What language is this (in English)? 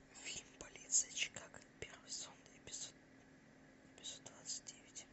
Russian